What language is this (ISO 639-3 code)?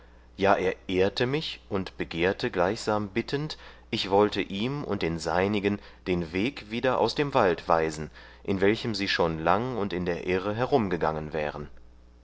deu